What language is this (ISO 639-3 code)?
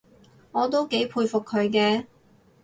yue